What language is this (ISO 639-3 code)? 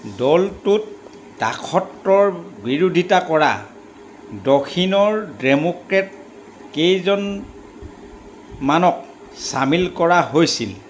asm